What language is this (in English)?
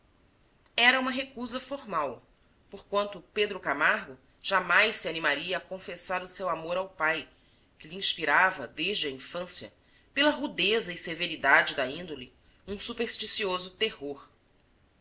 Portuguese